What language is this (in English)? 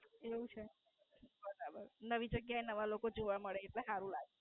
Gujarati